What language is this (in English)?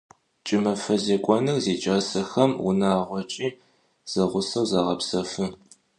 Adyghe